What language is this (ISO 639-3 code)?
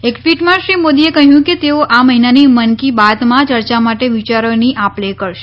guj